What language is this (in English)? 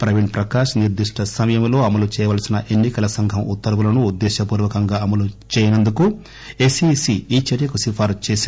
Telugu